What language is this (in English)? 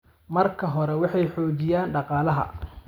Somali